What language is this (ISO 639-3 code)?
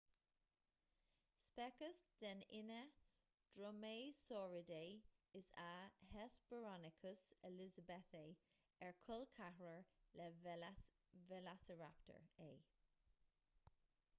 gle